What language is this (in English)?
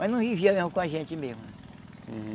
Portuguese